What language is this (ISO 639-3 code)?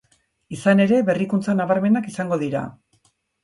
eus